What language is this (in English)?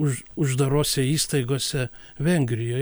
Lithuanian